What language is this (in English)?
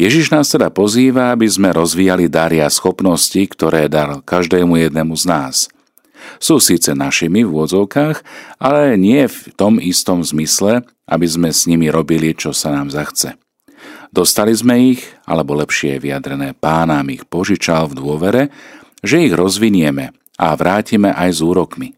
Slovak